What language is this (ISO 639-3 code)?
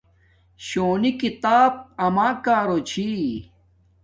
dmk